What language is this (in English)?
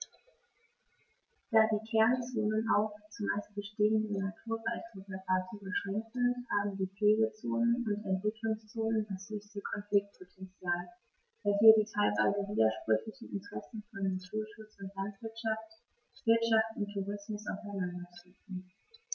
German